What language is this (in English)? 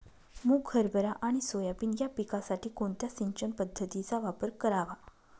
Marathi